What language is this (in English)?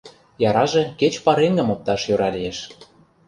Mari